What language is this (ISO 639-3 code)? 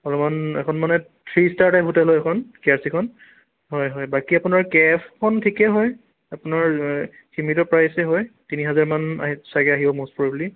asm